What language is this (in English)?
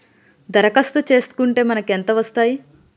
Telugu